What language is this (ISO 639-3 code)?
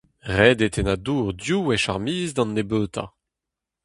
bre